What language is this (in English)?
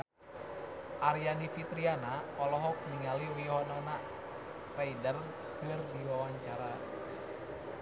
Sundanese